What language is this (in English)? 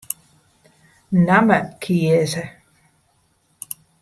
Western Frisian